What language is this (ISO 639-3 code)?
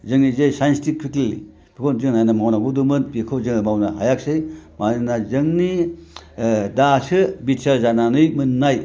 brx